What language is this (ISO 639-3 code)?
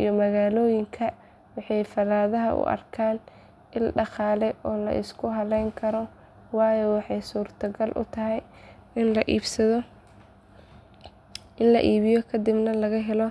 som